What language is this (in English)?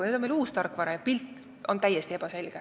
Estonian